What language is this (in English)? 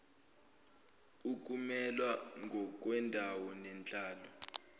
Zulu